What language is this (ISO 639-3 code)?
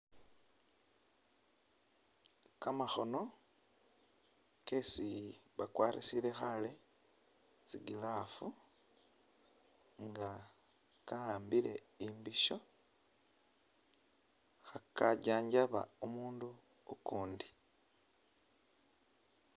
myx